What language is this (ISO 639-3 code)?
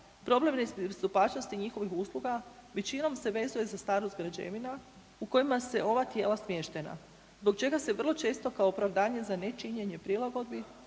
hrv